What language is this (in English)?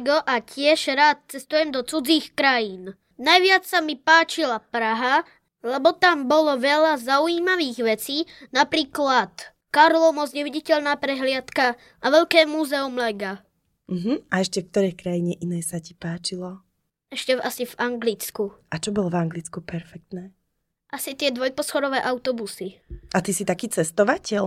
Slovak